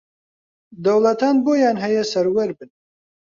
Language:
Central Kurdish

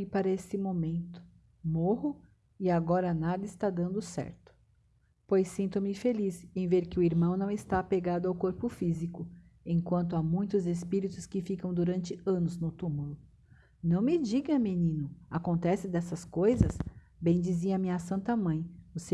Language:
Portuguese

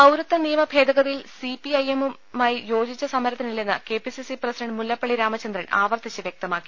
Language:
Malayalam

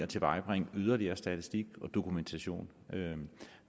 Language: Danish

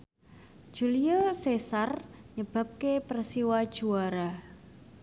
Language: Javanese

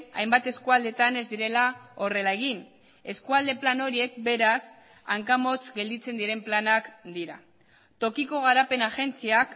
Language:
Basque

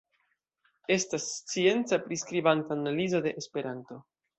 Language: Esperanto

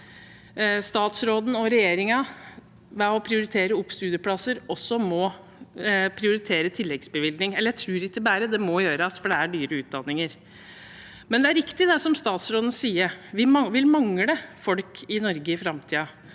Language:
Norwegian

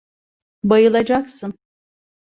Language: Turkish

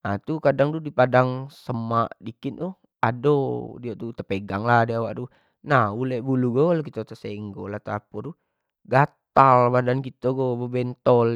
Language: Jambi Malay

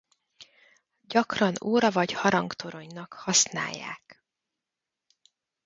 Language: Hungarian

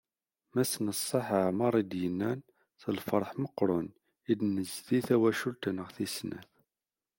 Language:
Kabyle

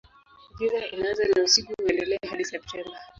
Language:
Swahili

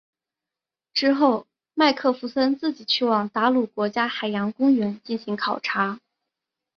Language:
Chinese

